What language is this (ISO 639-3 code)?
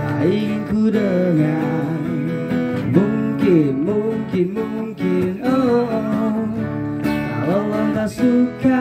ind